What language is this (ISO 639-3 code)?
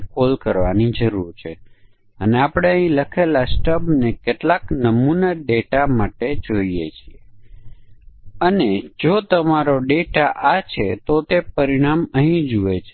guj